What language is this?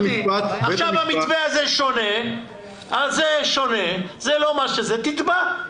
Hebrew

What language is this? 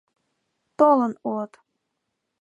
Mari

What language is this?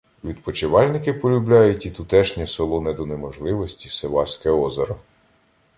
Ukrainian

